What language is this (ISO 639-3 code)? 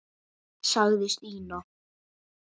isl